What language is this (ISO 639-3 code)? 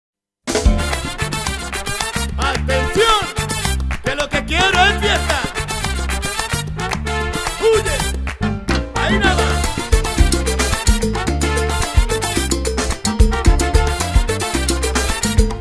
spa